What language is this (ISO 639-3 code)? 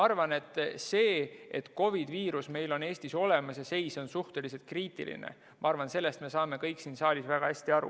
est